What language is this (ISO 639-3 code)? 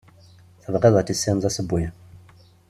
kab